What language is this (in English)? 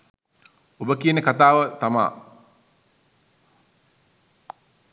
Sinhala